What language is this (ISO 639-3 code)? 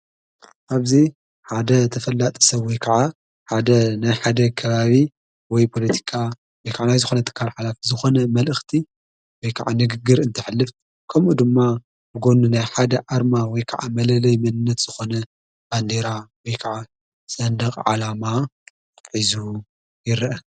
tir